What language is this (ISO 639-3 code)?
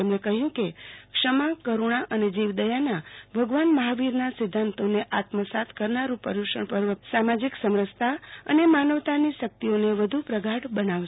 guj